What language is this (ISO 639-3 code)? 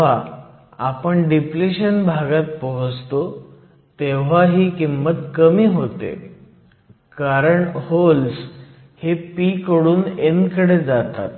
mar